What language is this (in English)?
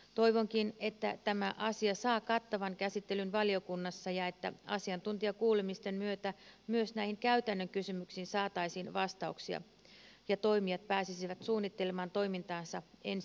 Finnish